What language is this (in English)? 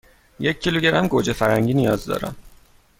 Persian